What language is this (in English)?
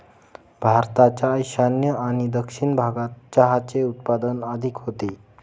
Marathi